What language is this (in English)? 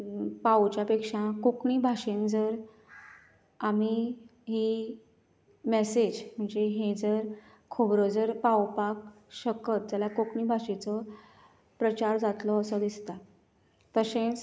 Konkani